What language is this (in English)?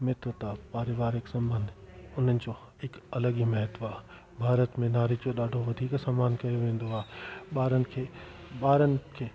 Sindhi